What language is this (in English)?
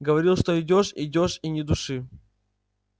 Russian